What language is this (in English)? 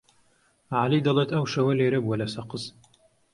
Central Kurdish